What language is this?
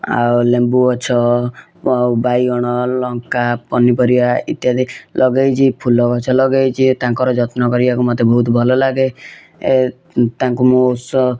Odia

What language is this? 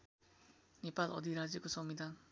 Nepali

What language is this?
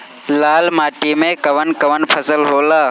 Bhojpuri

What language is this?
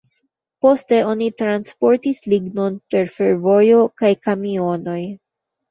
Esperanto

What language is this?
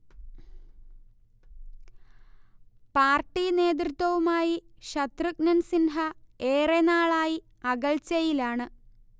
Malayalam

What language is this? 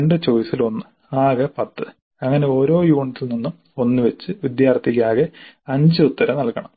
Malayalam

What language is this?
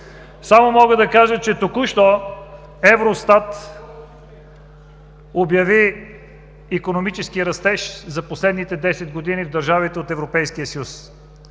Bulgarian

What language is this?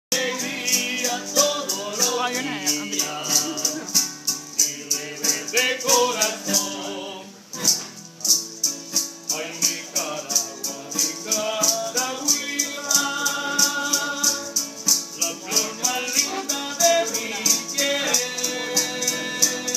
Greek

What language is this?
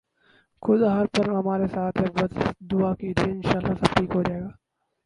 Urdu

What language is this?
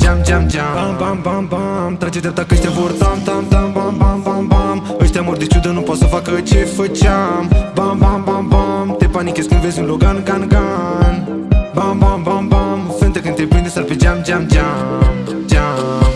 Romanian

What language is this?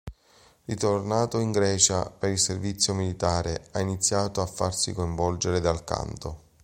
Italian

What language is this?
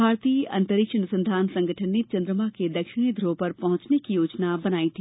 Hindi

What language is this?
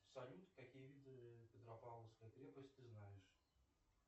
Russian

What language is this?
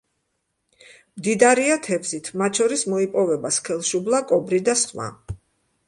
Georgian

